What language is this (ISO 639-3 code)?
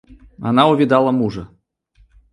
rus